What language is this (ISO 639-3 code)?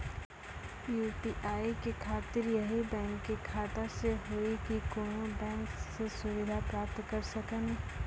mai